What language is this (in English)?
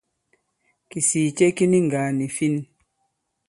Bankon